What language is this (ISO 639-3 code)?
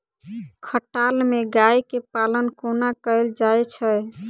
mai